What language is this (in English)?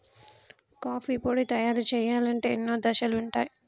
Telugu